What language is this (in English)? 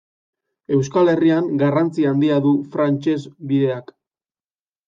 Basque